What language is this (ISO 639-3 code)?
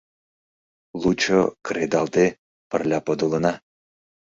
chm